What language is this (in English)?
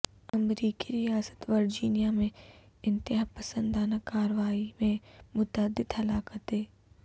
Urdu